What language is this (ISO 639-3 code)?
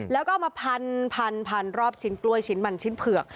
tha